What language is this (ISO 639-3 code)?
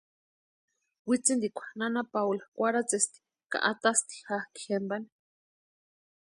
pua